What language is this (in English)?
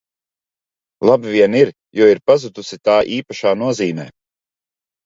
Latvian